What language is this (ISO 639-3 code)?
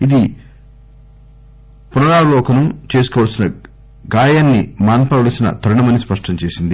tel